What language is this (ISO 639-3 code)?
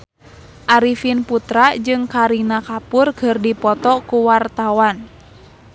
sun